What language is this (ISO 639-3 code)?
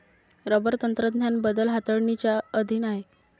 mar